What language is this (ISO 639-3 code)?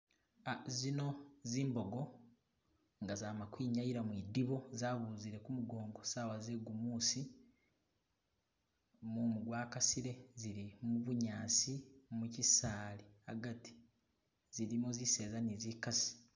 myx